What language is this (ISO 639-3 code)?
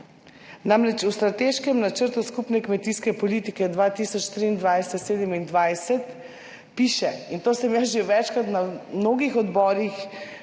slv